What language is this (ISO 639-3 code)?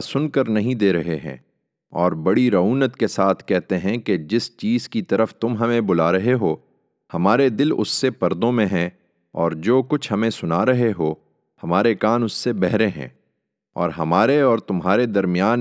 urd